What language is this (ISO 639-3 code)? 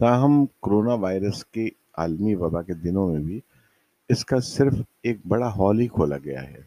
urd